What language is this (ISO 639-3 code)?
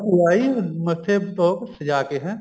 pan